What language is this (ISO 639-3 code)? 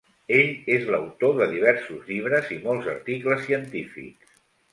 cat